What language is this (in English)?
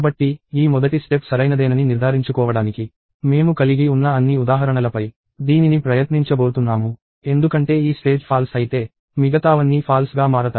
Telugu